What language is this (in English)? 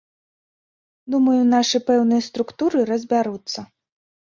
Belarusian